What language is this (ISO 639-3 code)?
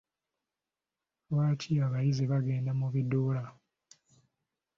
lug